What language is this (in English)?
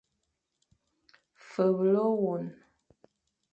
Fang